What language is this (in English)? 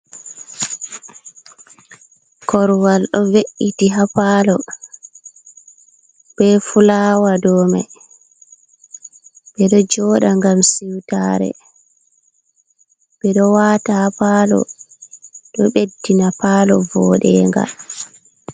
Fula